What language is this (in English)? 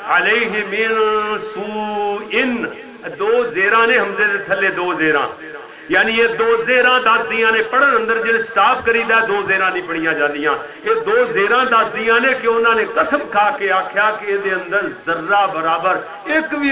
Arabic